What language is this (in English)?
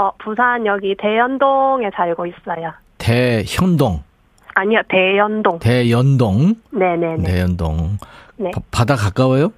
Korean